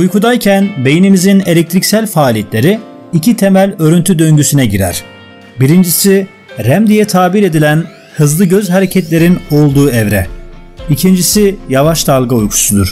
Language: Turkish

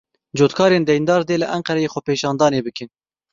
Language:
Kurdish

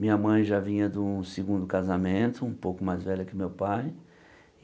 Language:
Portuguese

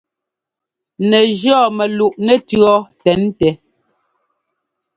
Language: Ngomba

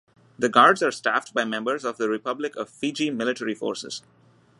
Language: English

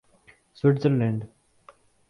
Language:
Urdu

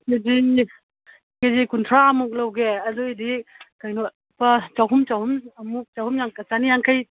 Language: Manipuri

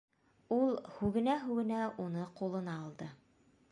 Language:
Bashkir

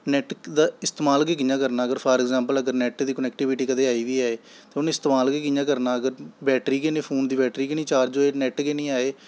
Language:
Dogri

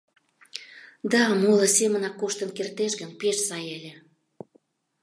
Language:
Mari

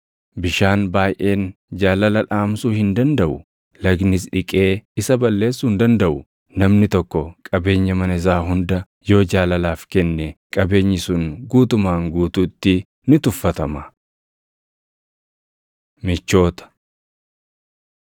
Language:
Oromo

